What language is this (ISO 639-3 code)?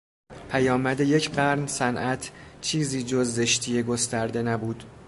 fas